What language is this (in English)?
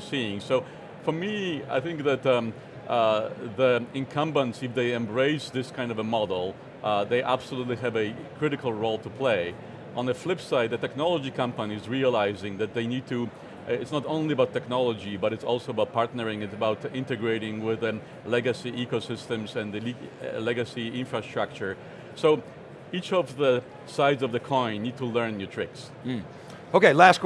English